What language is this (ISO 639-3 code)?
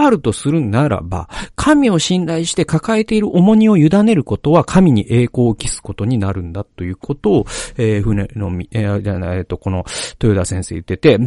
jpn